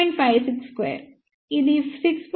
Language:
Telugu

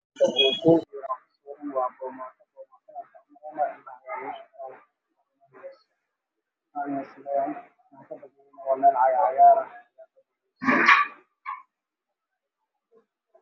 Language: Somali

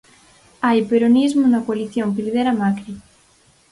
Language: Galician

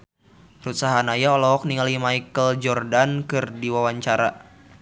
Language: Sundanese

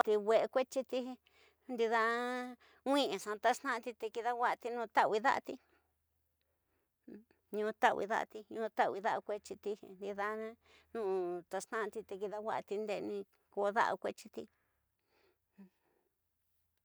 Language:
Tidaá Mixtec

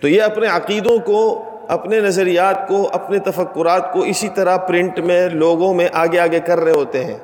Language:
Urdu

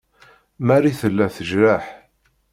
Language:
Kabyle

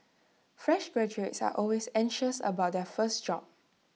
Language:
English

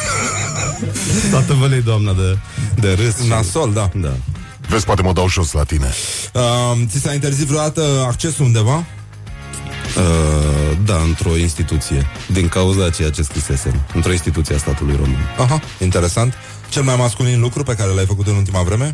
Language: Romanian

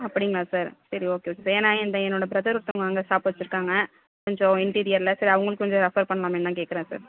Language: Tamil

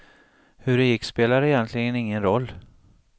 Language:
Swedish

